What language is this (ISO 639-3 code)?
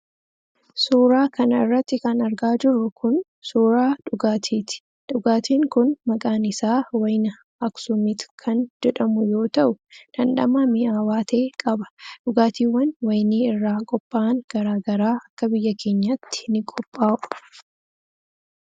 orm